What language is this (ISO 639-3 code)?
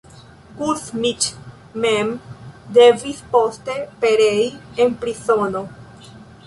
epo